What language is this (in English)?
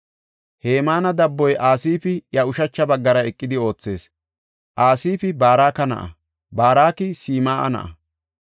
Gofa